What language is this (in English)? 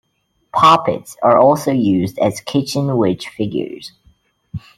English